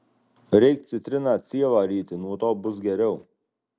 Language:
Lithuanian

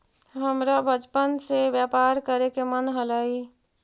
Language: Magahi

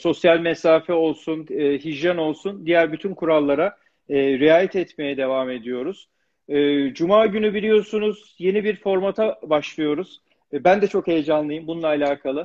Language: Turkish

